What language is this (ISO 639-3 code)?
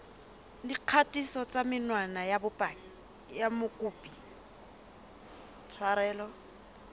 sot